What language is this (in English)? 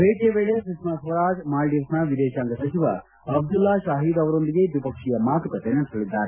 Kannada